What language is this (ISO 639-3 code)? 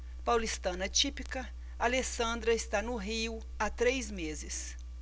por